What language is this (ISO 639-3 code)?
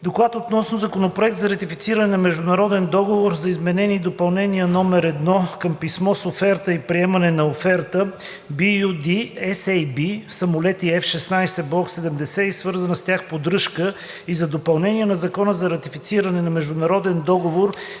bul